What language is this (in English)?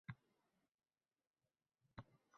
Uzbek